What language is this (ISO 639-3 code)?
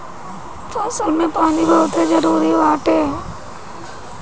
bho